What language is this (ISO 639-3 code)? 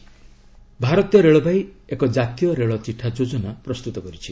ori